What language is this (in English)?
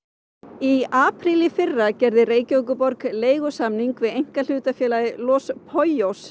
Icelandic